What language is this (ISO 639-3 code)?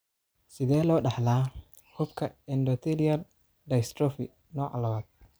som